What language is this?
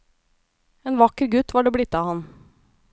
Norwegian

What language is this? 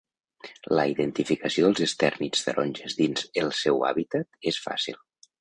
Catalan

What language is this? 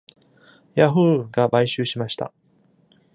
Japanese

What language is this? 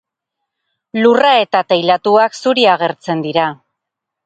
Basque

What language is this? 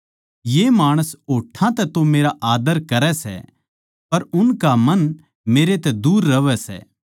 Haryanvi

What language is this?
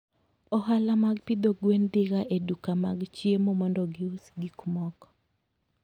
Luo (Kenya and Tanzania)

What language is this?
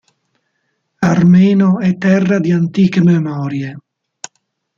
Italian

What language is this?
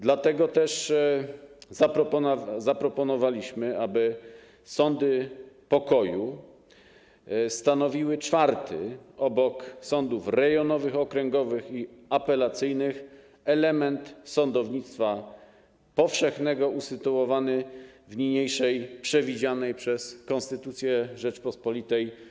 Polish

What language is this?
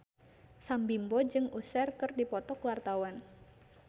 Sundanese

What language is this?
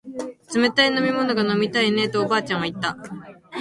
Japanese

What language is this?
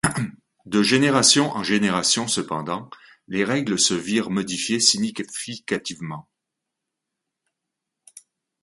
French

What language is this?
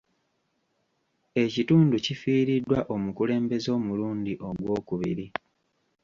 Ganda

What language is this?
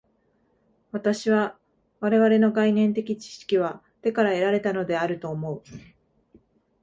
Japanese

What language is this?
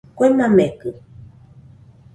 Nüpode Huitoto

